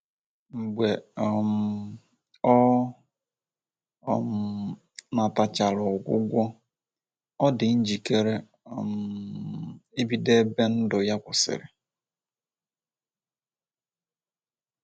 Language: Igbo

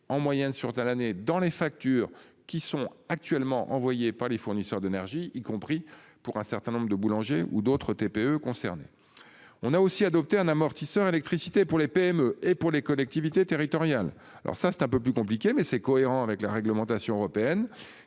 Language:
French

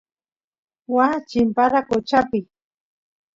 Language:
Santiago del Estero Quichua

